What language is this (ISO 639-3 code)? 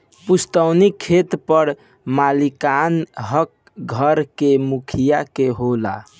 bho